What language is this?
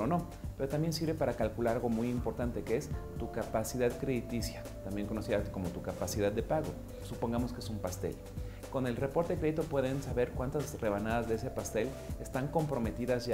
Spanish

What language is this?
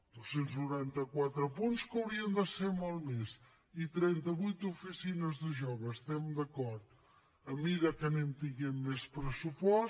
Catalan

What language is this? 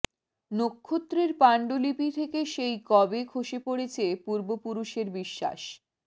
Bangla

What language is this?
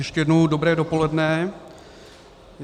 Czech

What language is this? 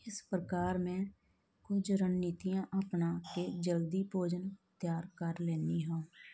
Punjabi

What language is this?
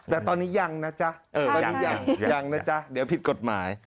Thai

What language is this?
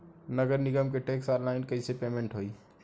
Bhojpuri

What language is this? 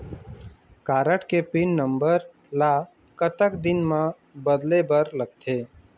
Chhattisgarhi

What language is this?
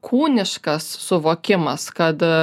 Lithuanian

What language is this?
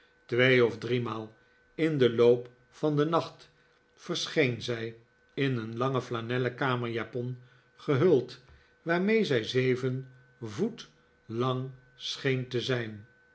Dutch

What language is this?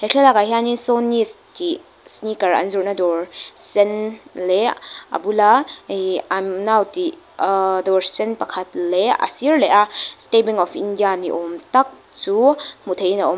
Mizo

